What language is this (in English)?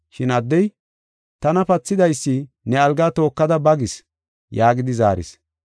Gofa